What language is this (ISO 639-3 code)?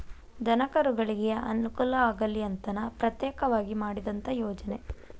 kan